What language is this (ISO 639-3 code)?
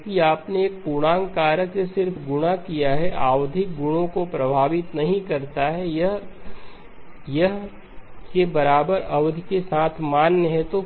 hin